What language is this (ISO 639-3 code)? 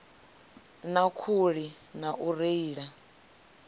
ven